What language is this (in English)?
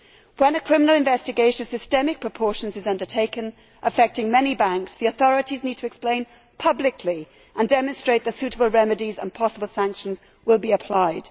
English